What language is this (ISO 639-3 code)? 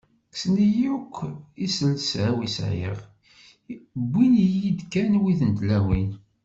kab